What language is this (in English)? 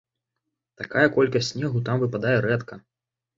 Belarusian